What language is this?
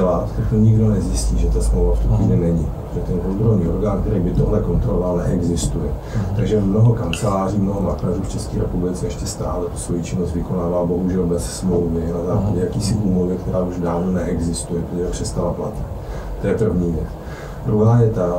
Czech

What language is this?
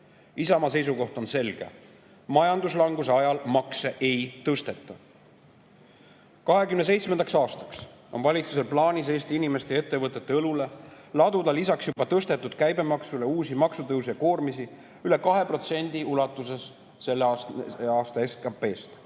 Estonian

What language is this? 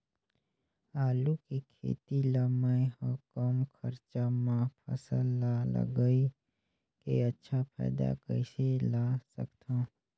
Chhattisgarhi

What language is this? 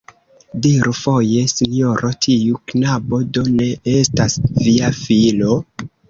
Esperanto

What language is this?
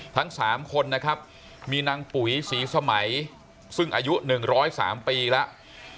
Thai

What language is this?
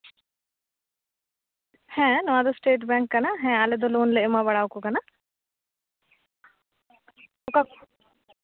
Santali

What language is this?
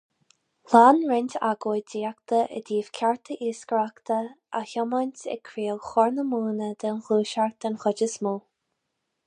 Irish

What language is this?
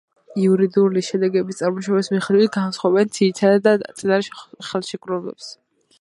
Georgian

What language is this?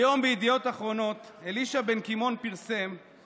Hebrew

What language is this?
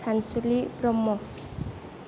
Bodo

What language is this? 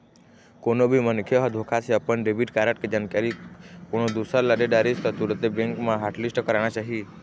Chhattisgarhi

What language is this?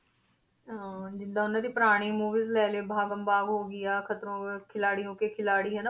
Punjabi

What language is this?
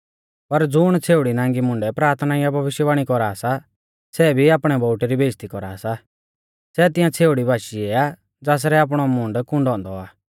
Mahasu Pahari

